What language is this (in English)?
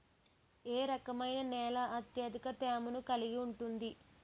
Telugu